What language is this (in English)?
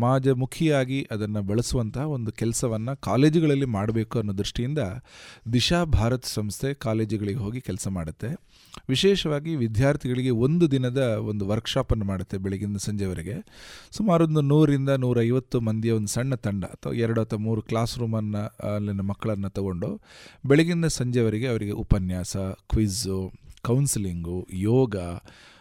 Kannada